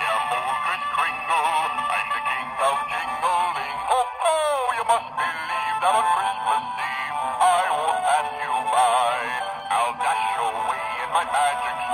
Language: English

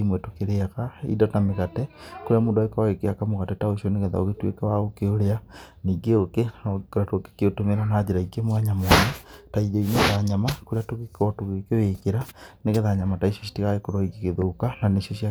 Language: Kikuyu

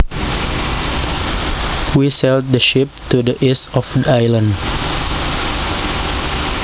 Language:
Javanese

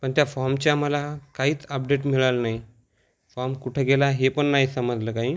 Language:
Marathi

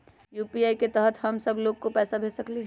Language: Magahi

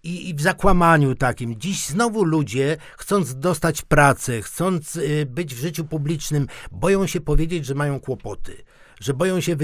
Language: Polish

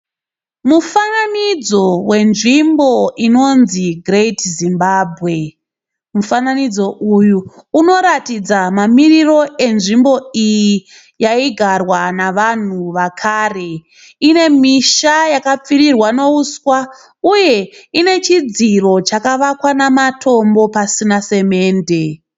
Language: Shona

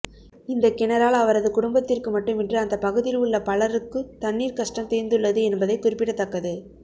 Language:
Tamil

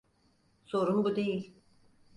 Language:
Turkish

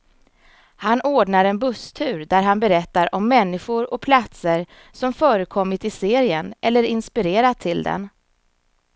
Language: Swedish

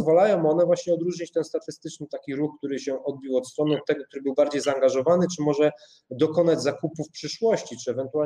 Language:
Polish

